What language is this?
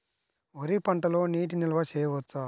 Telugu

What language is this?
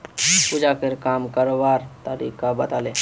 Magahi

